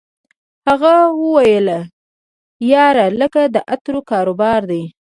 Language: Pashto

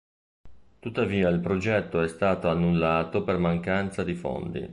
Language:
Italian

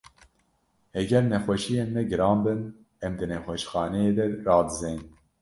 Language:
Kurdish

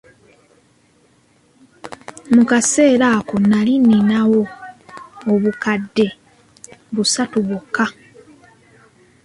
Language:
Ganda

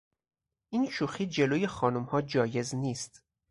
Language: Persian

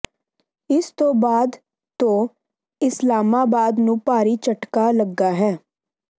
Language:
Punjabi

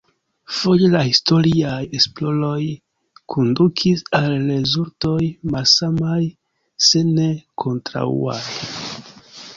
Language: Esperanto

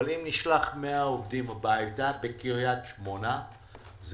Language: Hebrew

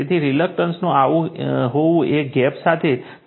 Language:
Gujarati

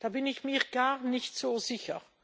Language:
German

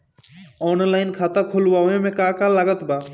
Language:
Bhojpuri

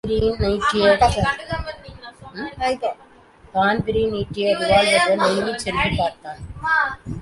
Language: Tamil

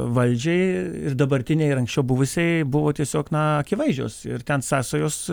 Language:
Lithuanian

